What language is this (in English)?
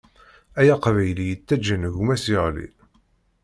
Kabyle